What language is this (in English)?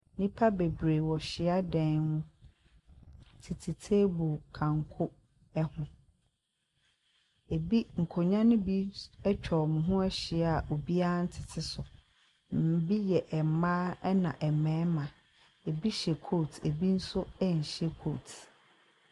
Akan